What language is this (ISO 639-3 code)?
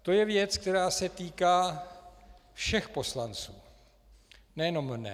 ces